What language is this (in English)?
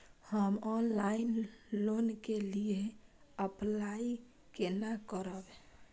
Maithili